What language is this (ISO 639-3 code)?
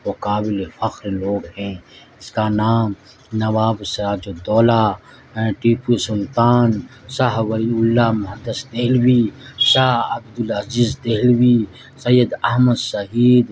urd